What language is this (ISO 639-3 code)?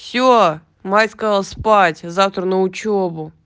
rus